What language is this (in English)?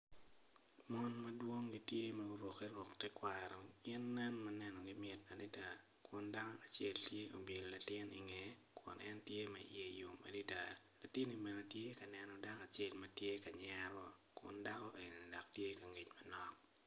Acoli